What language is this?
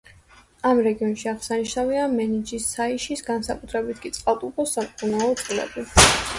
Georgian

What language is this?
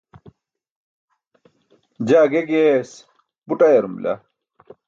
Burushaski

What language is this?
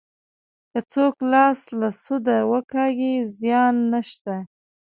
Pashto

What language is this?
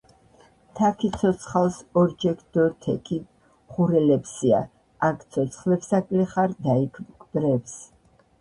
Georgian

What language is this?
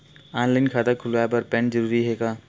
Chhattisgarhi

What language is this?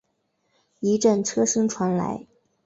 Chinese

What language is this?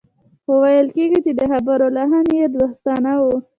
Pashto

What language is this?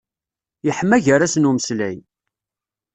Kabyle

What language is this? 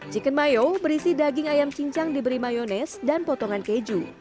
Indonesian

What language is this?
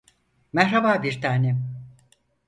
Turkish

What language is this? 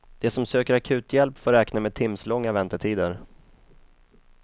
Swedish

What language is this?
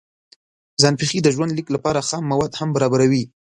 Pashto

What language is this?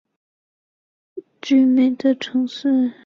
Chinese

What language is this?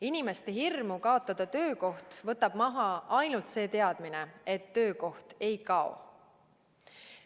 Estonian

